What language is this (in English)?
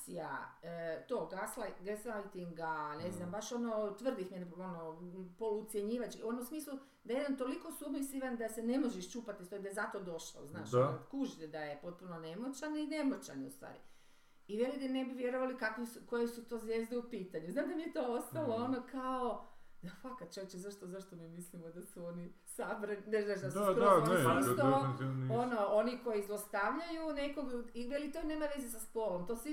Croatian